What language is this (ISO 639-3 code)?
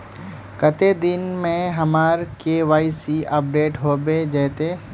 mag